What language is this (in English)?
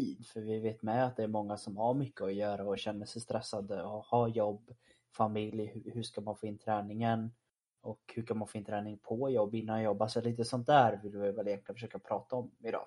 Swedish